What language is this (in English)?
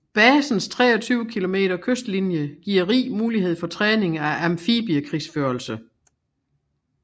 Danish